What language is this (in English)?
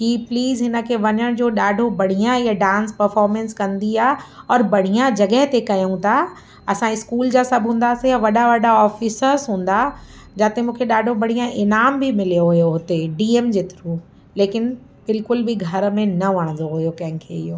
Sindhi